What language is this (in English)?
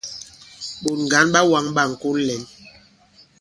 Bankon